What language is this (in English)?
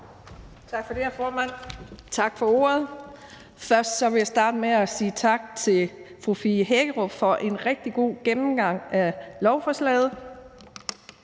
Danish